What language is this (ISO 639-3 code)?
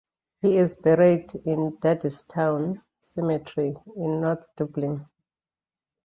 eng